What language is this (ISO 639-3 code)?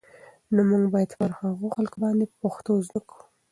pus